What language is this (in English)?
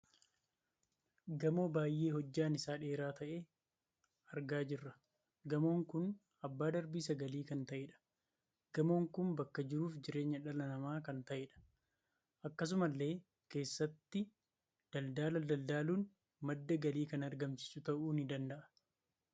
Oromo